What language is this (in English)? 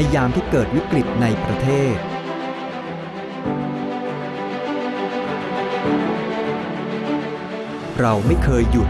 Thai